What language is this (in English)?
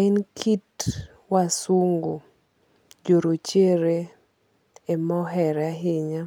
Luo (Kenya and Tanzania)